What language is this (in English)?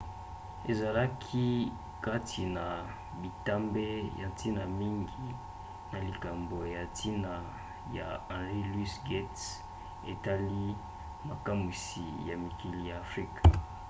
Lingala